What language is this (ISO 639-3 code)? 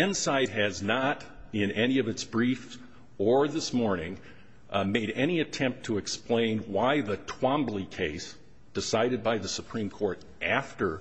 eng